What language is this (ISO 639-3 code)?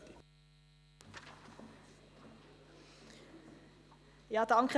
gsw